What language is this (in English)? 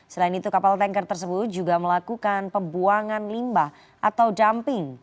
Indonesian